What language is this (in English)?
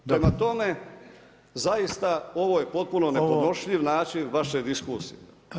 Croatian